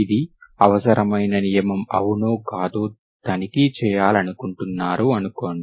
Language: Telugu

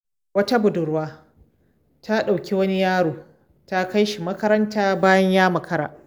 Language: Hausa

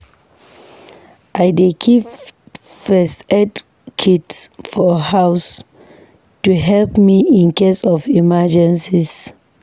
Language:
Nigerian Pidgin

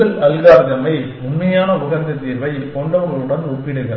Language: Tamil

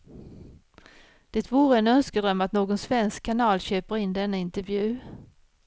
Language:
Swedish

